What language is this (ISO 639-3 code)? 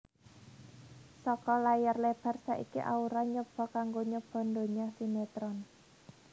jav